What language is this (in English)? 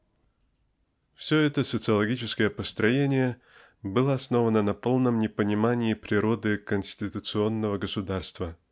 Russian